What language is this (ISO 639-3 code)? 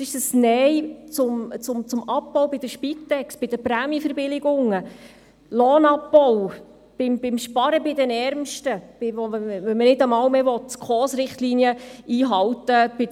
gsw